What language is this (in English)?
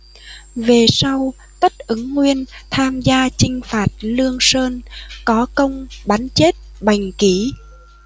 Vietnamese